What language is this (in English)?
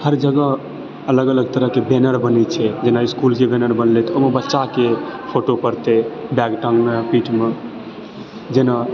Maithili